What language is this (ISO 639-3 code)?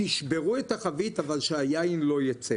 heb